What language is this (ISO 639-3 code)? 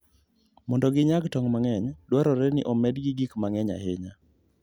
luo